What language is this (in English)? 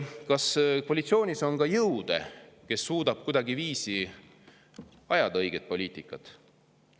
Estonian